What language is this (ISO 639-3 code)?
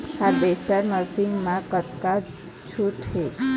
hne